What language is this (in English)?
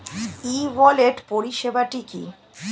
Bangla